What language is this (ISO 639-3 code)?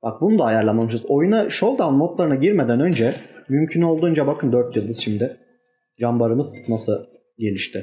tur